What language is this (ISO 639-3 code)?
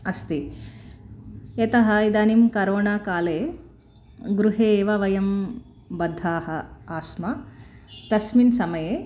san